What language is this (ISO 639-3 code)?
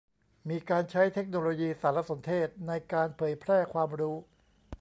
tha